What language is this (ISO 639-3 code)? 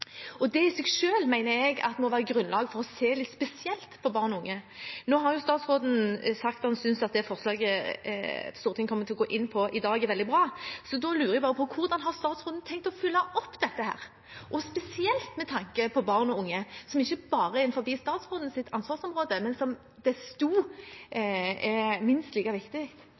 nob